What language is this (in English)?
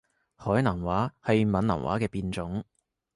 Cantonese